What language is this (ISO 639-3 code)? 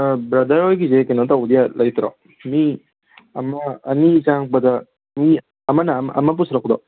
mni